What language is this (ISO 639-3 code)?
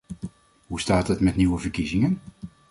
nld